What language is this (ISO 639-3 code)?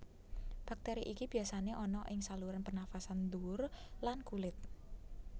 jav